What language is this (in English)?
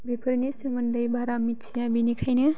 Bodo